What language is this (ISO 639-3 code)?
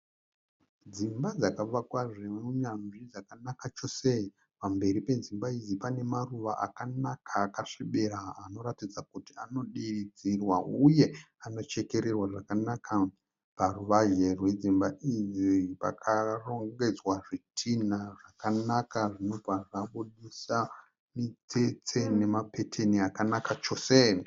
sna